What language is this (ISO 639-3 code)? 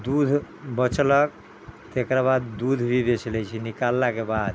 mai